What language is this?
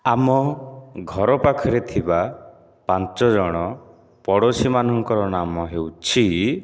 Odia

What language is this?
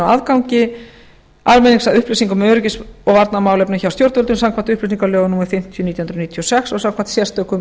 Icelandic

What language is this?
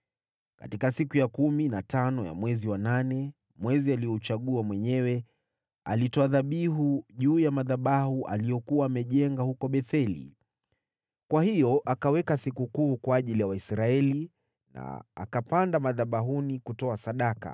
Swahili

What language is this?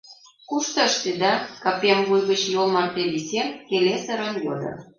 Mari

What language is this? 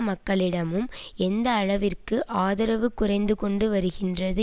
Tamil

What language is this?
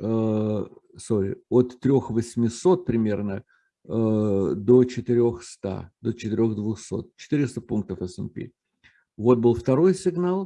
Russian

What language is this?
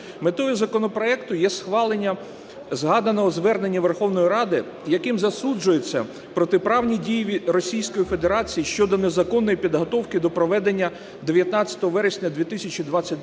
Ukrainian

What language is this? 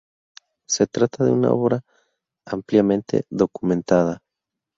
Spanish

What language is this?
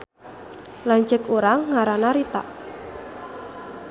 Sundanese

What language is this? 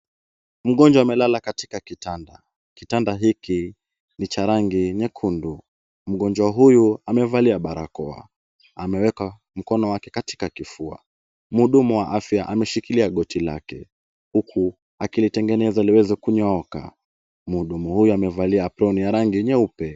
Swahili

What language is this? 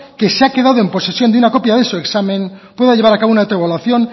Spanish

